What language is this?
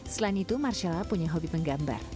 Indonesian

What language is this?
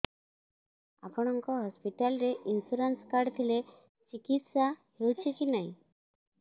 Odia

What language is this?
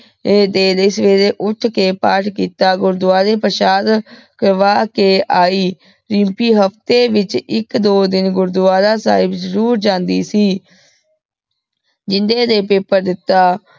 Punjabi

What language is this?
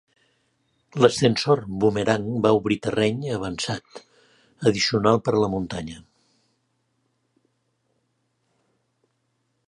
Catalan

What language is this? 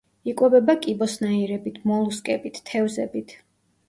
Georgian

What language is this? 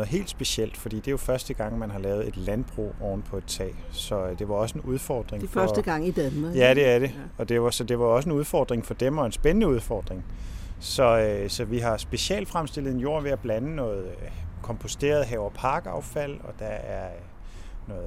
Danish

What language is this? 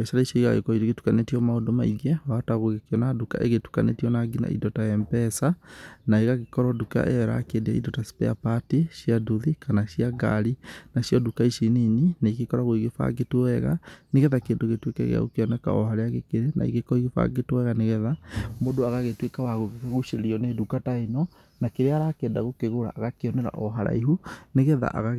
Kikuyu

